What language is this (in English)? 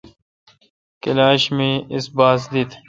Kalkoti